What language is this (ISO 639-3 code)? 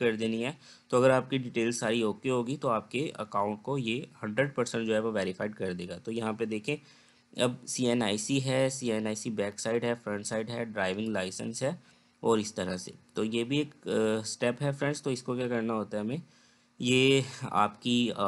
hin